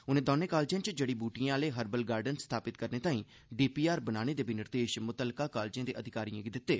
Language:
Dogri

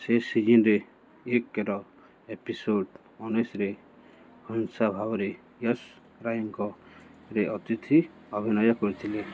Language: Odia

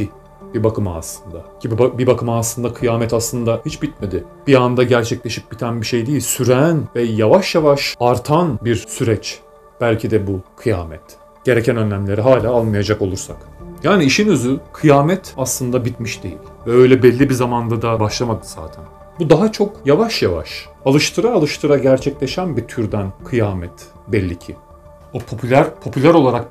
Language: Turkish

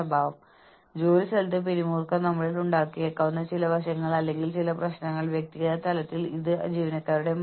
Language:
Malayalam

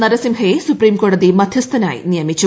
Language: Malayalam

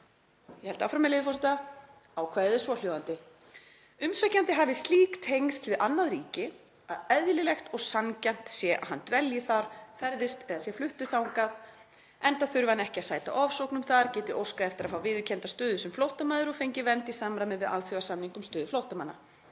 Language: Icelandic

